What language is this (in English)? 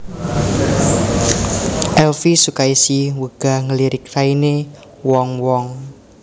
Javanese